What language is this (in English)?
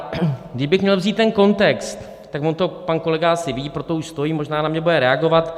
Czech